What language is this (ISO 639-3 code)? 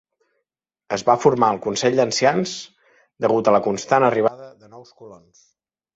cat